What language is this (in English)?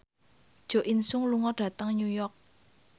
Javanese